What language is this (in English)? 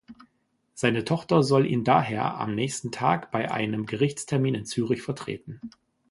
German